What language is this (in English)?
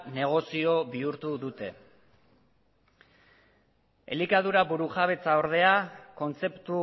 Basque